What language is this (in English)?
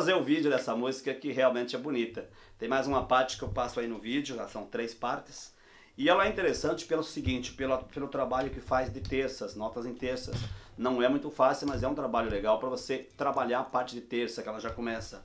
Portuguese